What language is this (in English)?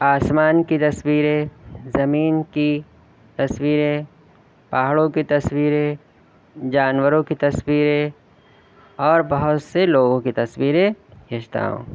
Urdu